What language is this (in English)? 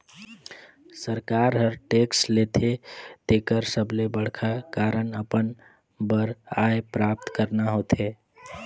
Chhattisgarhi